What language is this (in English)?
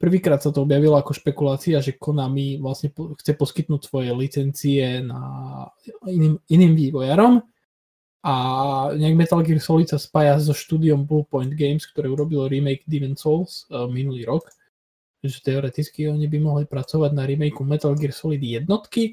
Slovak